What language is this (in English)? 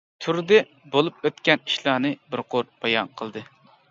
Uyghur